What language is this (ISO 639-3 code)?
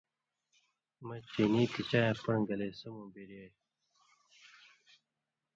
mvy